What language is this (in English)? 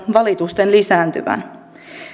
Finnish